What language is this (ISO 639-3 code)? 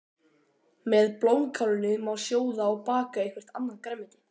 isl